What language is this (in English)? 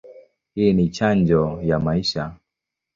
Swahili